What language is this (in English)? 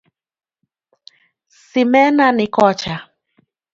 Luo (Kenya and Tanzania)